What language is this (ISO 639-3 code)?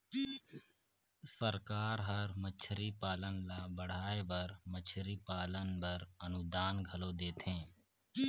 hne